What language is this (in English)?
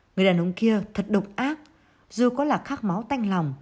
Vietnamese